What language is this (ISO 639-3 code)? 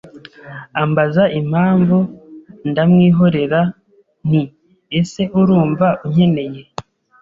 kin